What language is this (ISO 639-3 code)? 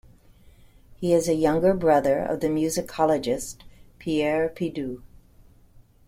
eng